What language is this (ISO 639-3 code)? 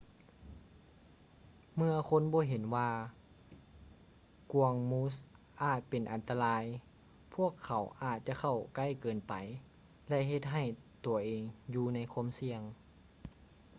lao